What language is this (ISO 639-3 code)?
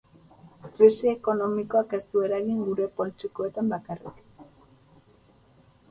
eus